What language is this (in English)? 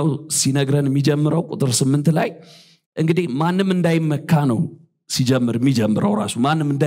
Arabic